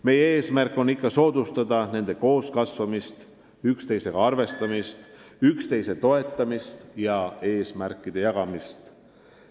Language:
Estonian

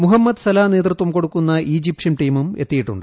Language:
Malayalam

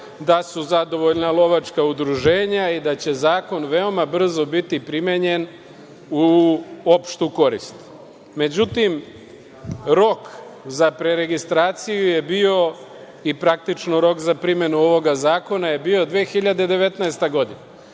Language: Serbian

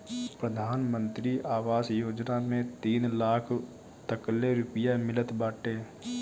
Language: Bhojpuri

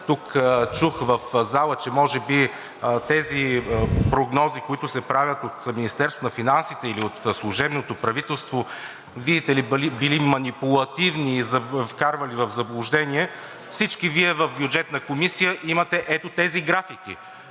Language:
Bulgarian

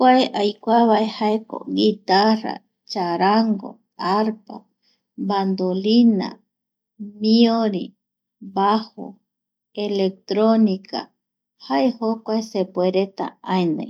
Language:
Eastern Bolivian Guaraní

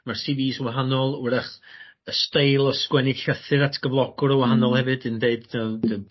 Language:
Welsh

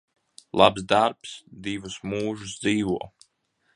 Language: Latvian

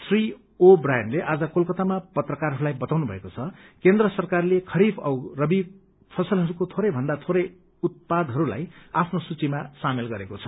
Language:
Nepali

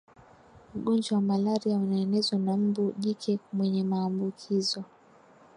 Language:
Swahili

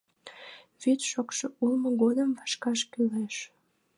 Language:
Mari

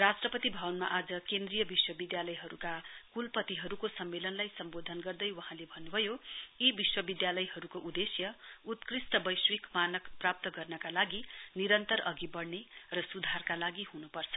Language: Nepali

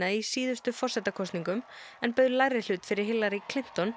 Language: Icelandic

